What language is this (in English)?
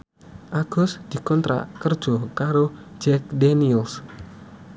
Javanese